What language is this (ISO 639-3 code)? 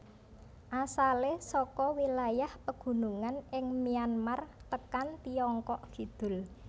jav